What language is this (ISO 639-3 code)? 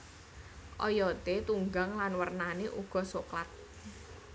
jav